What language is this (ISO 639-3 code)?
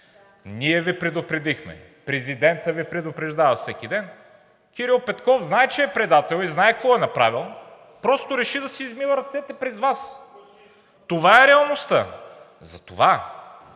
bul